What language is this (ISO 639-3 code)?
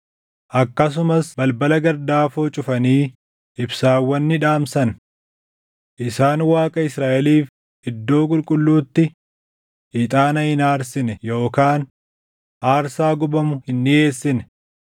orm